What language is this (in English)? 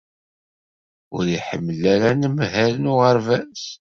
Kabyle